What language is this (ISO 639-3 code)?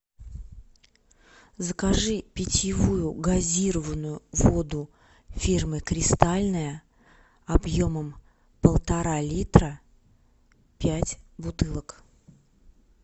rus